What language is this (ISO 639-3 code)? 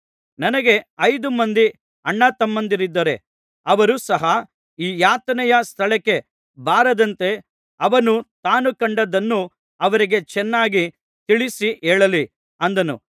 kan